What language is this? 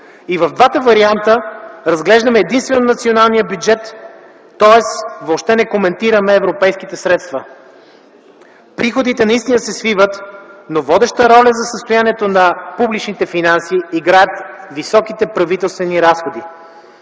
Bulgarian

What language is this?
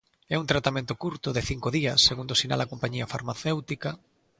Galician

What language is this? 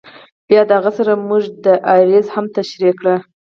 Pashto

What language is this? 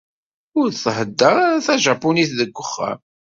Kabyle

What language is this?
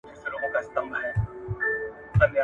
Pashto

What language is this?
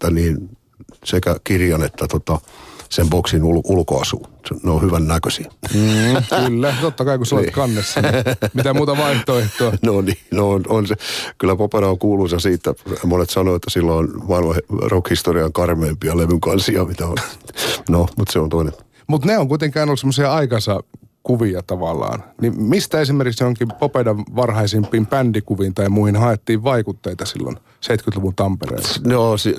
Finnish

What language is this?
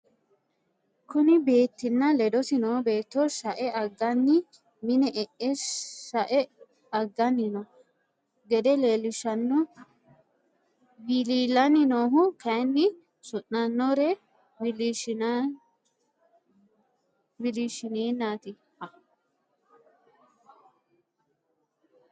Sidamo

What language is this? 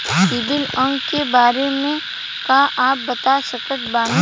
Bhojpuri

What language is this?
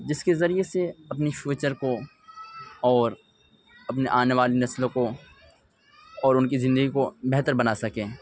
Urdu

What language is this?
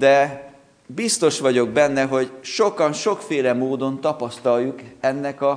Hungarian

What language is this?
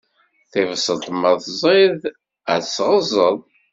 Kabyle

